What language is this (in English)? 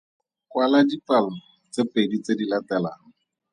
Tswana